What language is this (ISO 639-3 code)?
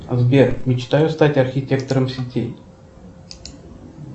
rus